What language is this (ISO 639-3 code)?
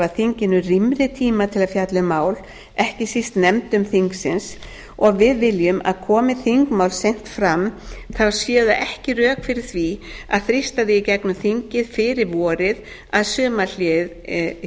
isl